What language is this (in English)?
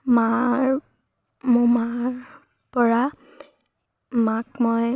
Assamese